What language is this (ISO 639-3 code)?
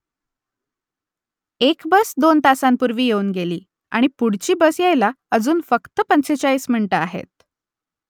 mar